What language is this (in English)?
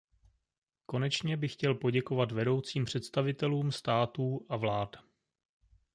Czech